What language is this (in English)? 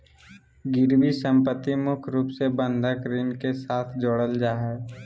Magahi